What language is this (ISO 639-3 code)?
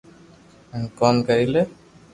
lrk